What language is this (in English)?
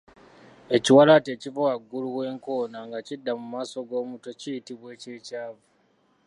Ganda